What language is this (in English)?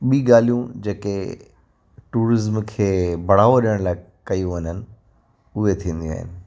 Sindhi